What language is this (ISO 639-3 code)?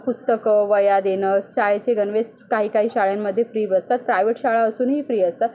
mar